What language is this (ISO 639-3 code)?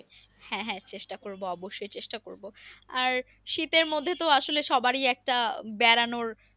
ben